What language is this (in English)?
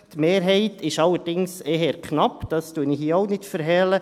Swiss German